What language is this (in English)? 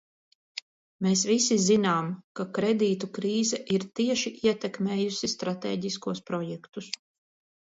Latvian